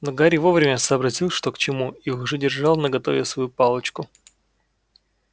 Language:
Russian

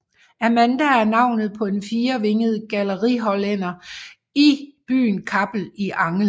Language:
Danish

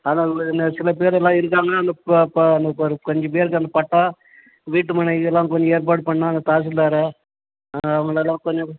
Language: Tamil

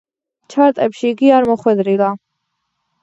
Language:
Georgian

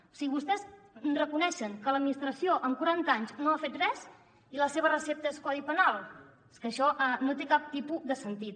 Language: Catalan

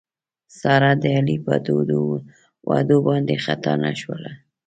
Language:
Pashto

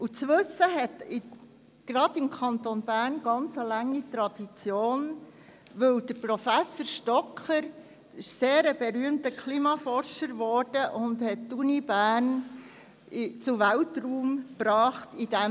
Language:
Swiss German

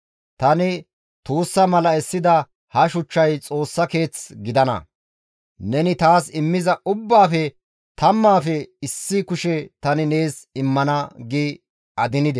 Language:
Gamo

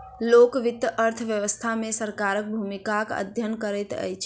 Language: Maithili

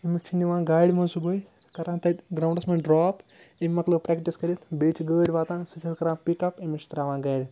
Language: Kashmiri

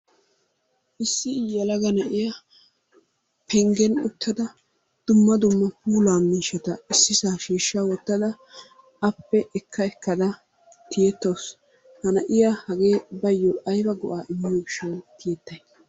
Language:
Wolaytta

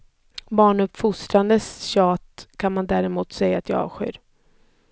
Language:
Swedish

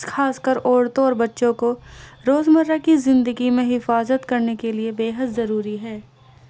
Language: Urdu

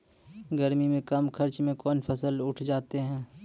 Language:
Maithili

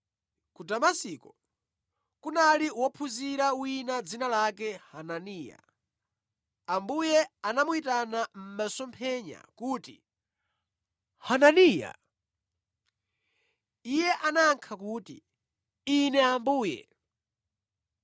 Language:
Nyanja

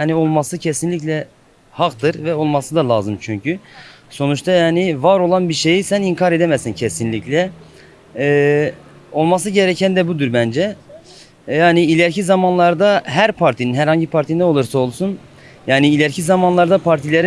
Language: Turkish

